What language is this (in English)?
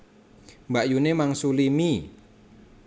Javanese